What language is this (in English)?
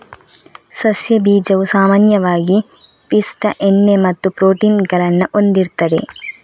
Kannada